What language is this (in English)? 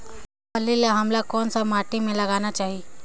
Chhattisgarhi